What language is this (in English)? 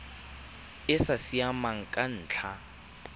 Tswana